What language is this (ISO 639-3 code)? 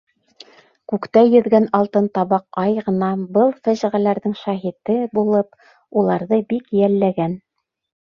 bak